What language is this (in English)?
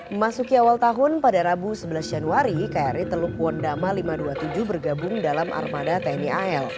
Indonesian